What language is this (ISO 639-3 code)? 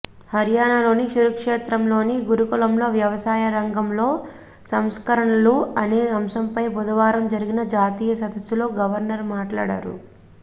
tel